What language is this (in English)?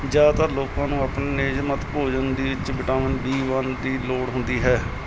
Punjabi